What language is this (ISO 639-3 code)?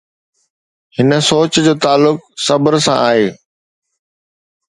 snd